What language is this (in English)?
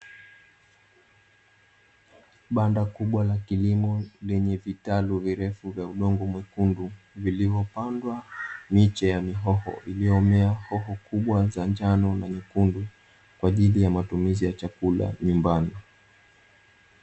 Swahili